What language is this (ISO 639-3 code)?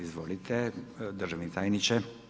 hrv